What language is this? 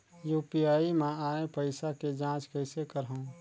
Chhattisgarhi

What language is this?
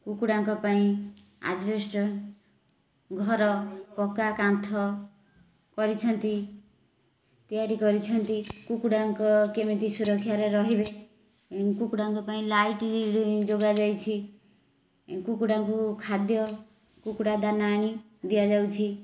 Odia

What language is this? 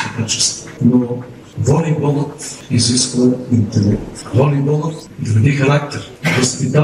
Bulgarian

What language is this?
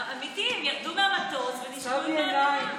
Hebrew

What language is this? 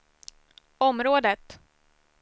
Swedish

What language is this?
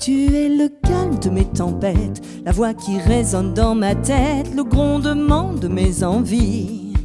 French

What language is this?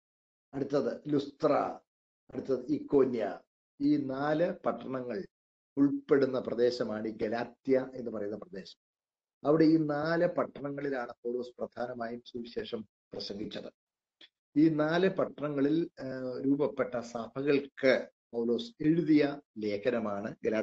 Malayalam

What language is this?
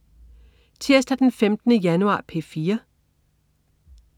Danish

